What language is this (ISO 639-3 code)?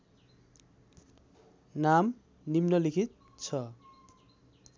nep